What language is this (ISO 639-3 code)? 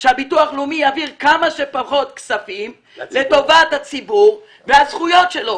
heb